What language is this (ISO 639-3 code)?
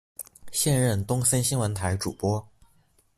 zho